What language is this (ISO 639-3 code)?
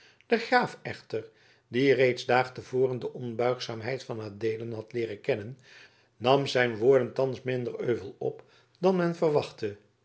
nld